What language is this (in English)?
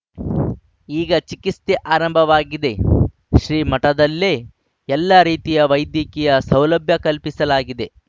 Kannada